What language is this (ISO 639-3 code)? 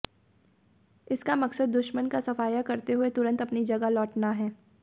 hin